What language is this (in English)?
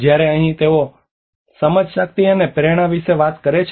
Gujarati